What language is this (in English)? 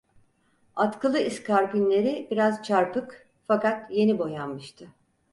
Turkish